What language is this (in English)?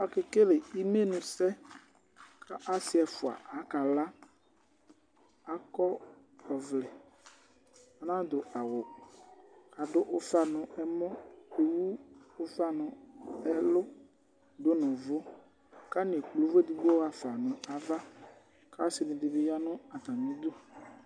Ikposo